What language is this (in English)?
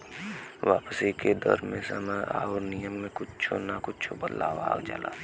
Bhojpuri